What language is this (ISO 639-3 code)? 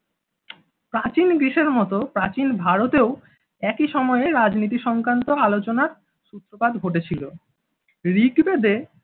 ben